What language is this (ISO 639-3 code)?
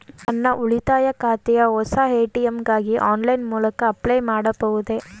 kan